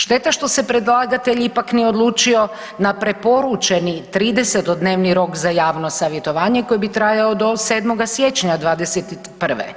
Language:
Croatian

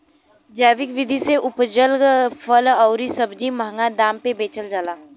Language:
Bhojpuri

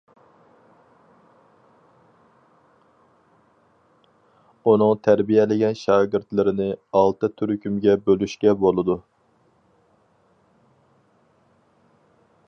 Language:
Uyghur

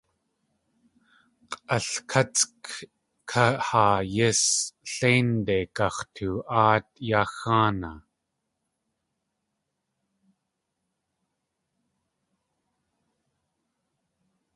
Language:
Tlingit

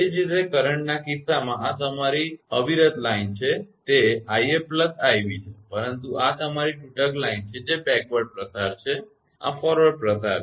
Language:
Gujarati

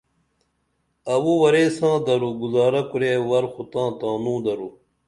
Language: Dameli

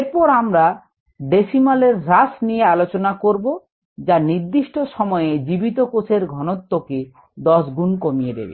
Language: Bangla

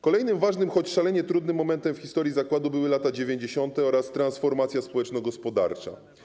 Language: Polish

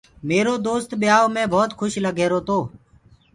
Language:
Gurgula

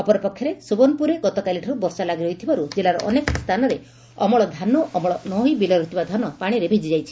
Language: Odia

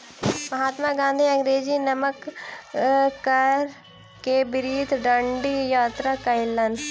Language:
Maithili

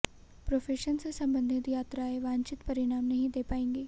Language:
Hindi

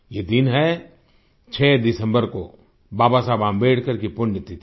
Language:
Hindi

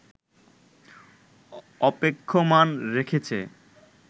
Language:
Bangla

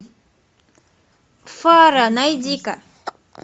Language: Russian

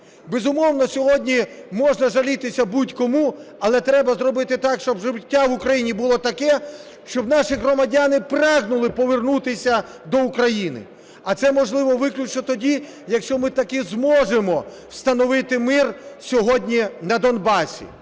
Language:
Ukrainian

